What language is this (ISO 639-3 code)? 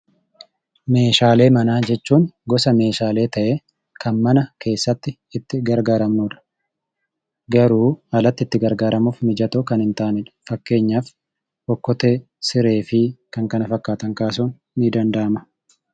orm